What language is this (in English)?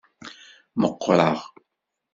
Kabyle